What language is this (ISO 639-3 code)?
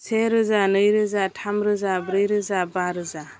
brx